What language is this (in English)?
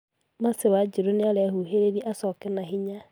Kikuyu